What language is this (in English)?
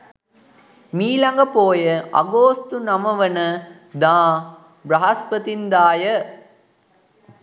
Sinhala